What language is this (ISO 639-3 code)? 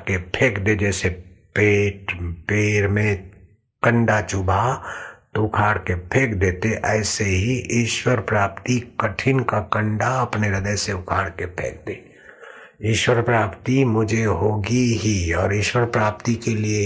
hin